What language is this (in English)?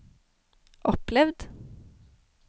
Norwegian